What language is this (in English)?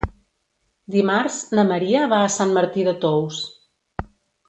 Catalan